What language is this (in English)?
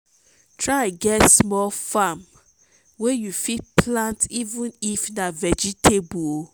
Nigerian Pidgin